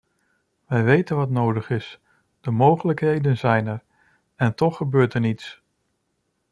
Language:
Dutch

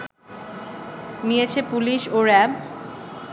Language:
Bangla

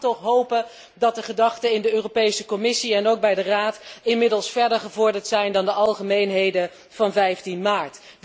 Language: Dutch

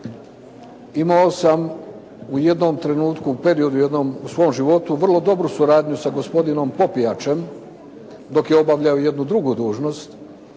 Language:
Croatian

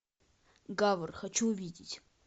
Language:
Russian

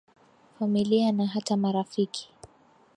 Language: Swahili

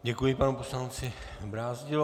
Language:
Czech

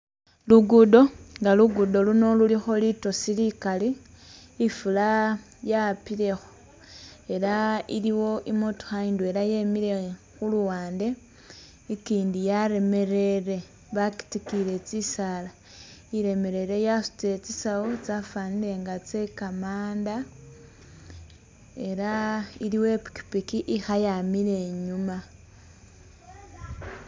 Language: Masaaba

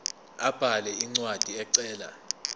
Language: Zulu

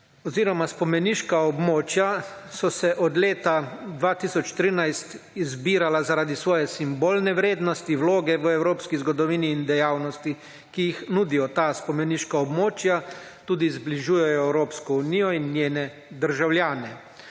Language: Slovenian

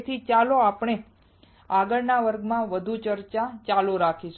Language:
Gujarati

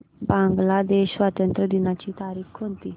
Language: Marathi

